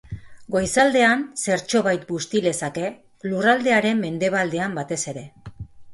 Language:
Basque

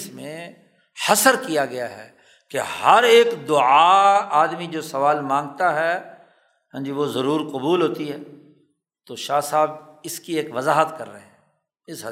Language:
Urdu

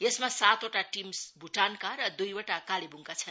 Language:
Nepali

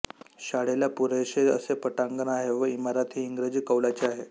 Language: Marathi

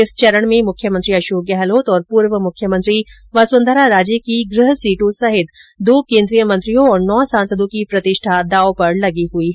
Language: Hindi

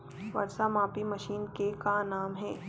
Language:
Chhattisgarhi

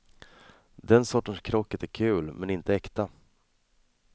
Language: Swedish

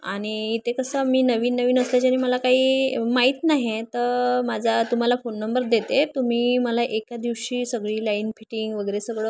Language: Marathi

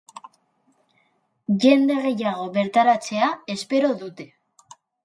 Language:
Basque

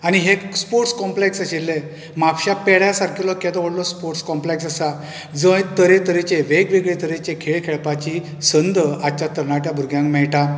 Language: Konkani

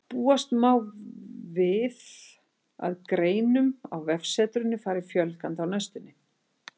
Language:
Icelandic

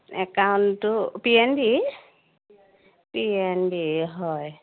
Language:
Assamese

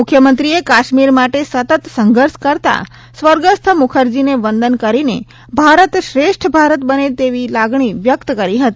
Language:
Gujarati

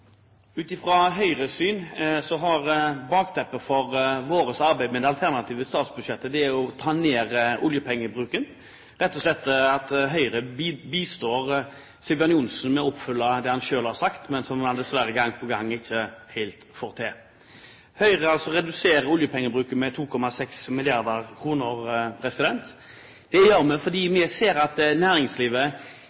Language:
Norwegian Bokmål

